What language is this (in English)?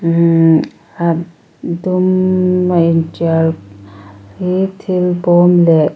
Mizo